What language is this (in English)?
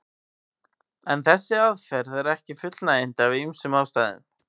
Icelandic